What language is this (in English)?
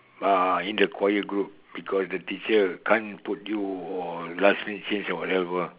English